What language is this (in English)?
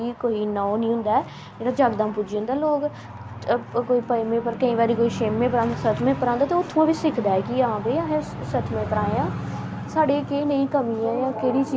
Dogri